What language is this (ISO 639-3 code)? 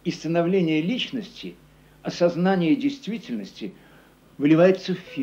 rus